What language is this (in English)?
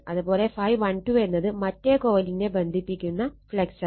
Malayalam